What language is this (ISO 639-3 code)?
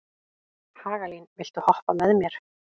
isl